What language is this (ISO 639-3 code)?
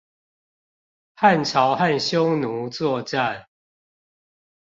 zho